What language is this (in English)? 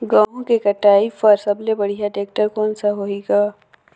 Chhattisgarhi